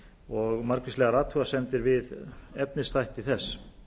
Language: Icelandic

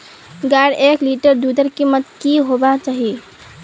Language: Magahi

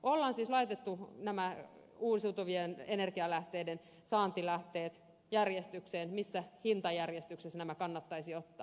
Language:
Finnish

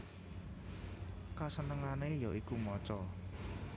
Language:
Javanese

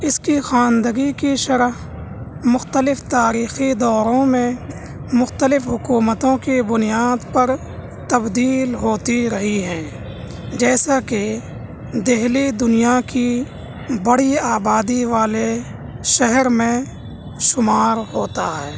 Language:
Urdu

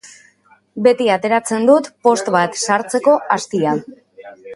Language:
Basque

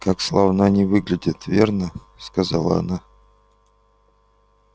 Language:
Russian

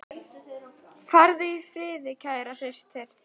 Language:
Icelandic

